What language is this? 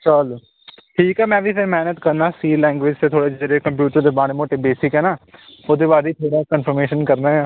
Punjabi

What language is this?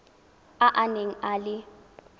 Tswana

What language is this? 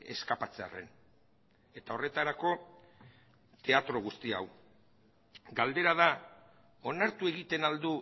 Basque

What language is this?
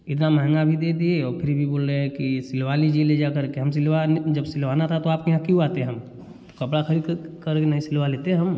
Hindi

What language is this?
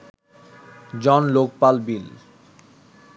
Bangla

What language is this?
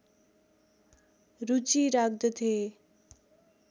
Nepali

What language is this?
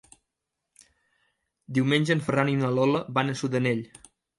Catalan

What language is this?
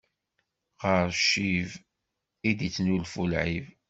Kabyle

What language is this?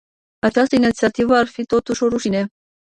Romanian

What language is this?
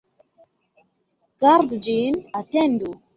Esperanto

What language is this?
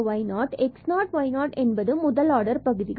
Tamil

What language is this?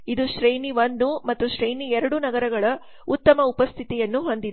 Kannada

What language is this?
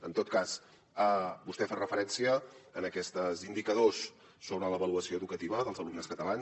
Catalan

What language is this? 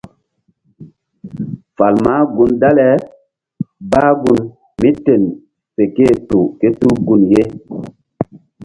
Mbum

